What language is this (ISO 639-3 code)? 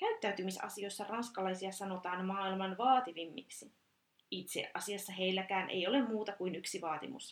fin